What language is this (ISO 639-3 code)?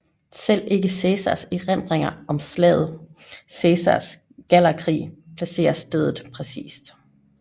dan